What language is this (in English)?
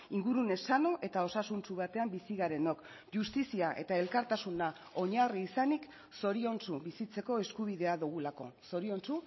Basque